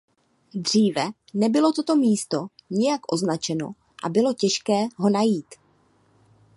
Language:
Czech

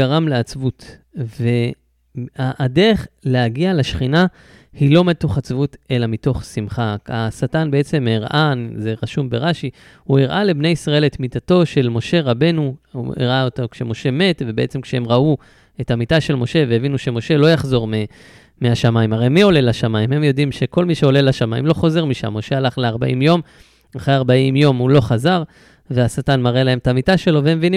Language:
Hebrew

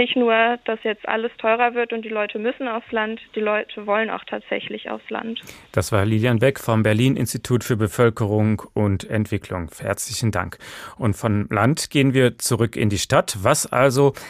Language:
German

